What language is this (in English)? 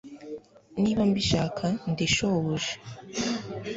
Kinyarwanda